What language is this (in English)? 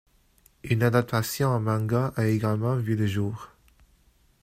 French